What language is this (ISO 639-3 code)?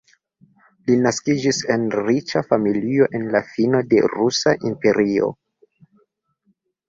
epo